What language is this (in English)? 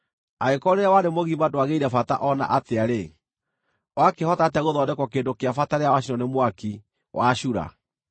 Kikuyu